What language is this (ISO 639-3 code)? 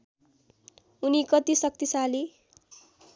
nep